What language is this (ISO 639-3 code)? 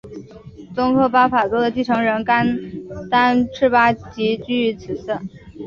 zho